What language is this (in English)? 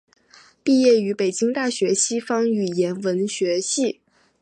Chinese